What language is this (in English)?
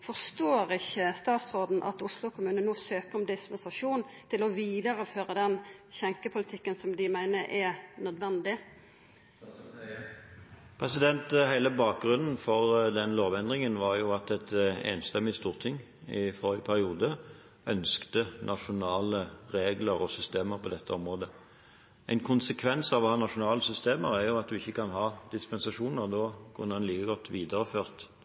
Norwegian